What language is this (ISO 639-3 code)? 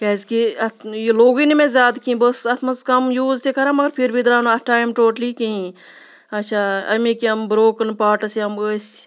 kas